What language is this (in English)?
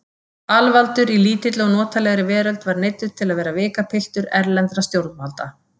Icelandic